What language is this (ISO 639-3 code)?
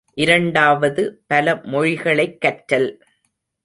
tam